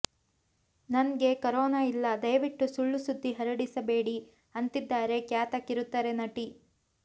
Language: Kannada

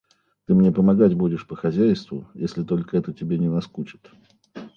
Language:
Russian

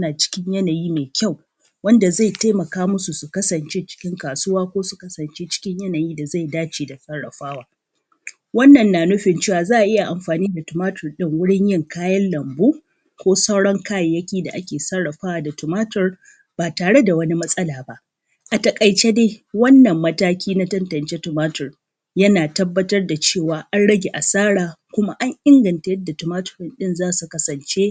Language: Hausa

